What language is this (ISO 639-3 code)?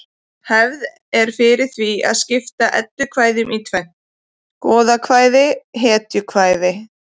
isl